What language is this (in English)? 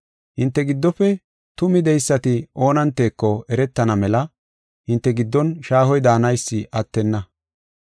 Gofa